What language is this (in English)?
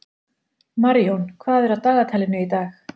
Icelandic